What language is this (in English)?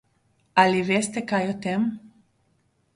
Slovenian